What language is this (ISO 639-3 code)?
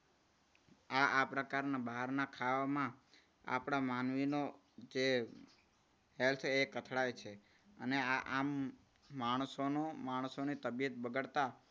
guj